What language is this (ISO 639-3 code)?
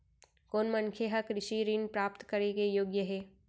hne